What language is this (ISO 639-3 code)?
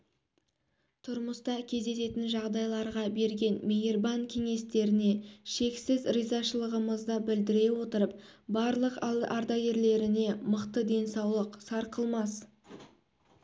kaz